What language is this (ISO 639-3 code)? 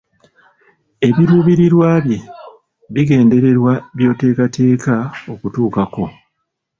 lug